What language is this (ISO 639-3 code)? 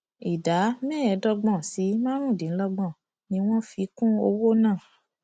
yor